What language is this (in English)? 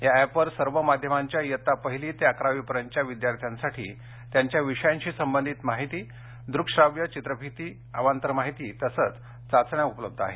Marathi